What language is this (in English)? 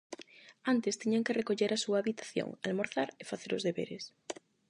Galician